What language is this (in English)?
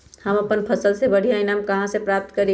Magahi